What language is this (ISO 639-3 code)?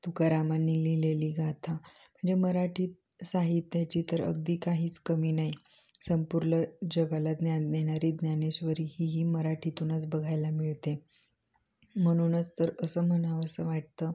mar